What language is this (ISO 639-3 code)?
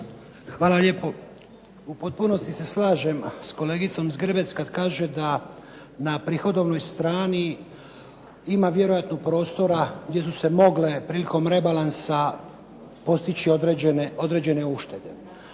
hrv